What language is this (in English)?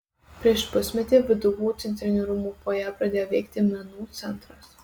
Lithuanian